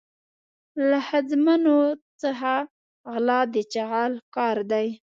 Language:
Pashto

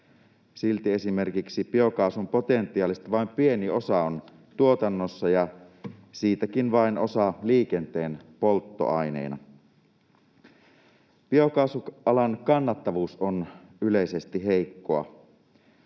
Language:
Finnish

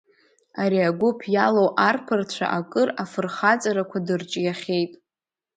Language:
Abkhazian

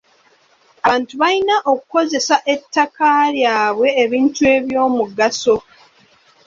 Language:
Ganda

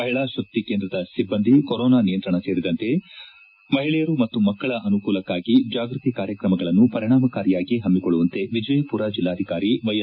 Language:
Kannada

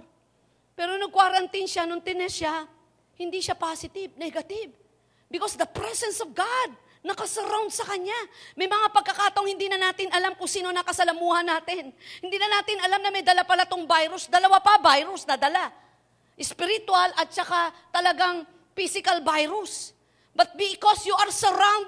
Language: Filipino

